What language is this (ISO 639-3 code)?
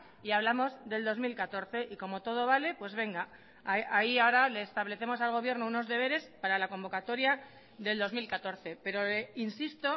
spa